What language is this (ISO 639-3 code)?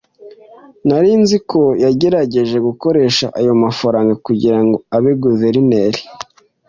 kin